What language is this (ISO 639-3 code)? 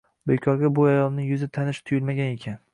uzb